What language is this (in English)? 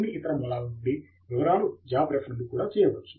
Telugu